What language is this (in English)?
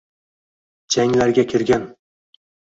Uzbek